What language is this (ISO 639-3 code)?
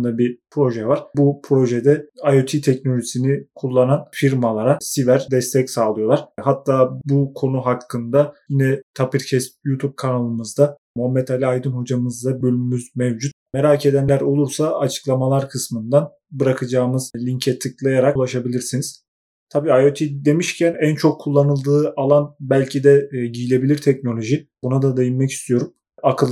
tur